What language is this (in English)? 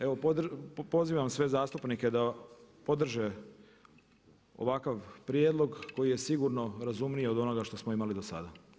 Croatian